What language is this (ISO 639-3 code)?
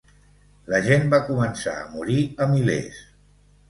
cat